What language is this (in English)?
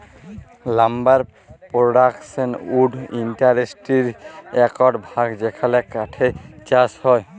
Bangla